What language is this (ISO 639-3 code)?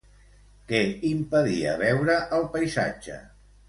cat